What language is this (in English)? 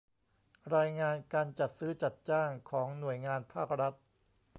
Thai